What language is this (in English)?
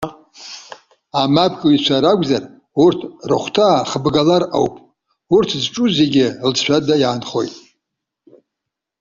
Abkhazian